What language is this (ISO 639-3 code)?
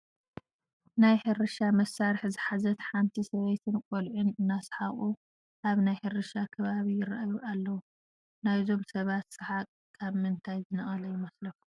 tir